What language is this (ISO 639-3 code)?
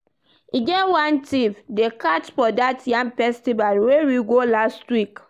pcm